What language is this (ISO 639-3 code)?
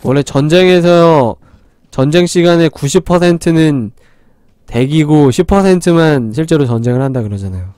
kor